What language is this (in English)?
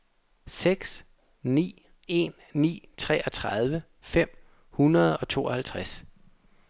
Danish